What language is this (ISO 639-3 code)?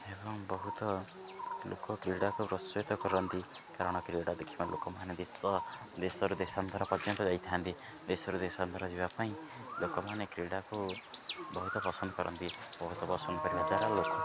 ori